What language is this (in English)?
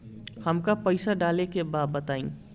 Bhojpuri